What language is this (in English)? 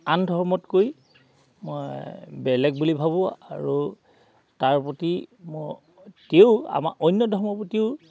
Assamese